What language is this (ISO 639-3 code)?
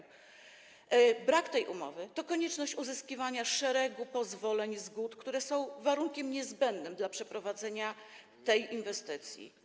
pol